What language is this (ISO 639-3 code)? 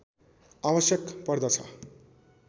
nep